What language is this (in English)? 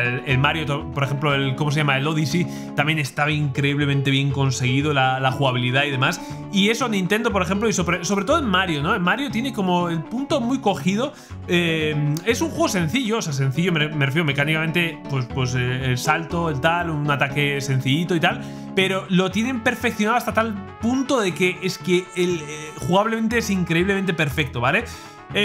Spanish